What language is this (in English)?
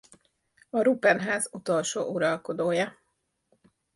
Hungarian